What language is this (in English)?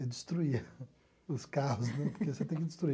Portuguese